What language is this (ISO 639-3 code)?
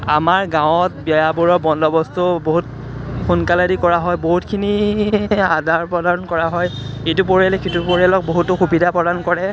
asm